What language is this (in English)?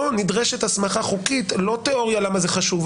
Hebrew